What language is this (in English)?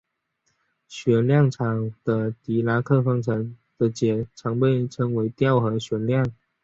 Chinese